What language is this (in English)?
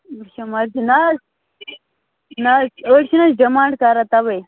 Kashmiri